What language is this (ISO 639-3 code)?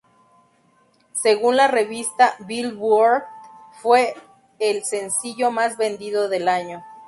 spa